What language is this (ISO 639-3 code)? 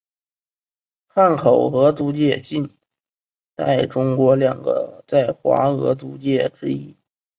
zho